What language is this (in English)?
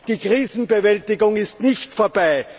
German